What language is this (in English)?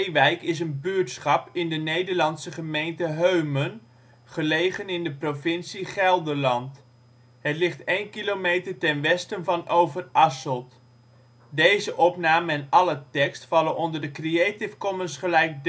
Dutch